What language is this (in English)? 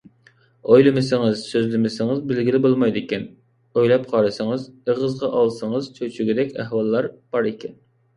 Uyghur